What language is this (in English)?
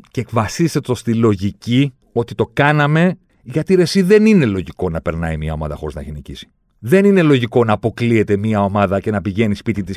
Greek